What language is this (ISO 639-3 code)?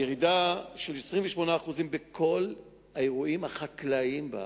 heb